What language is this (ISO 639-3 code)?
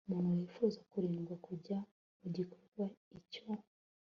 kin